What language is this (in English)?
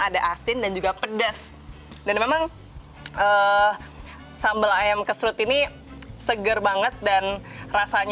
Indonesian